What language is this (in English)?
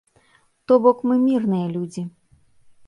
Belarusian